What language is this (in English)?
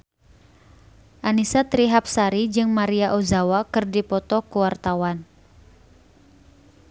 Sundanese